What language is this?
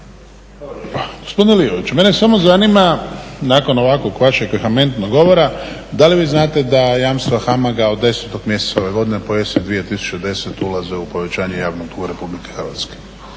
Croatian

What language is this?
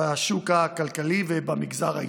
Hebrew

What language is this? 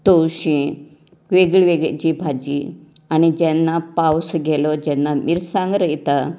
Konkani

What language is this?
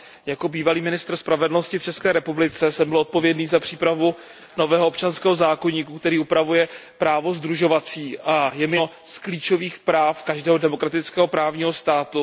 Czech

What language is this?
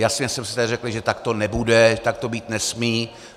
Czech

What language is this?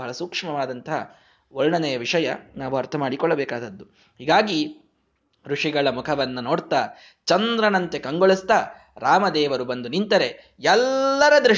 Kannada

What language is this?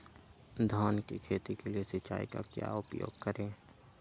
Magahi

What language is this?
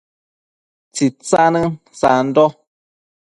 Matsés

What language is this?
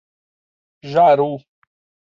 Portuguese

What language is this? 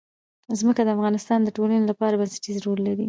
Pashto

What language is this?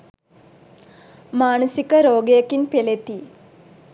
Sinhala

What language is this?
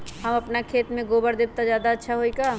Magahi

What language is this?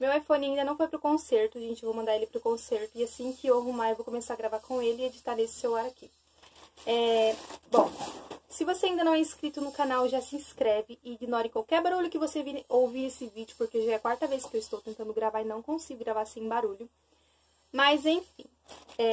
Portuguese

